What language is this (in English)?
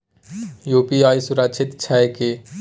Maithili